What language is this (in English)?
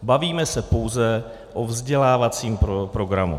Czech